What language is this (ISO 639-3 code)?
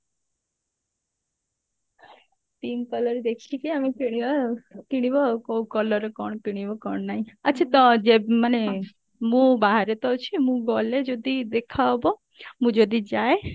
ori